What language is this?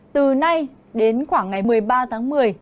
Vietnamese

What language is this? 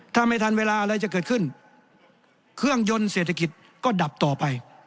Thai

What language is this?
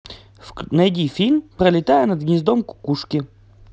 Russian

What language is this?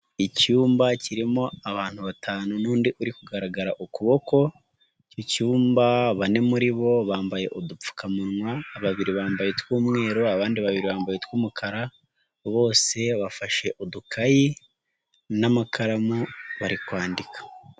Kinyarwanda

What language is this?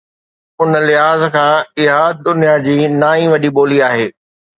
Sindhi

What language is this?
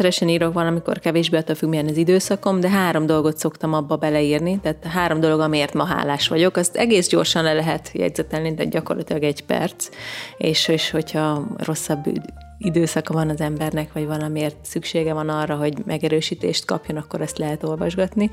Hungarian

